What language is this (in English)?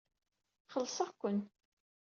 Kabyle